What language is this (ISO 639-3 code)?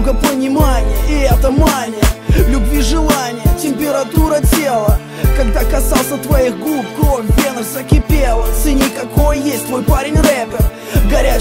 rus